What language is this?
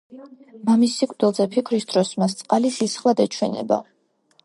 Georgian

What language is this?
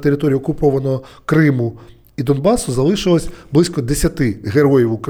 Ukrainian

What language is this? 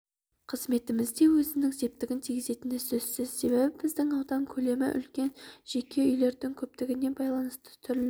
Kazakh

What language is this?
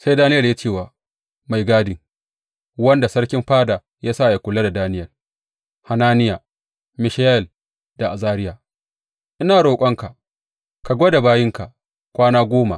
Hausa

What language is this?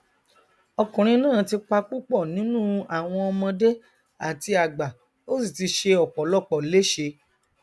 Yoruba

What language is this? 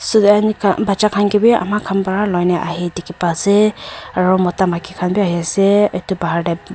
Naga Pidgin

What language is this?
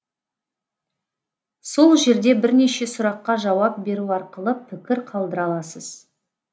Kazakh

